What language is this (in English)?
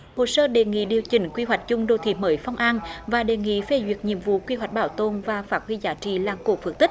Vietnamese